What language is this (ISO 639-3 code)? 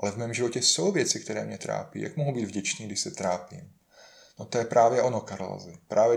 ces